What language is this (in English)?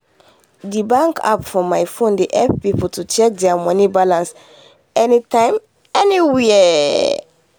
Nigerian Pidgin